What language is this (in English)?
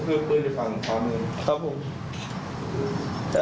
Thai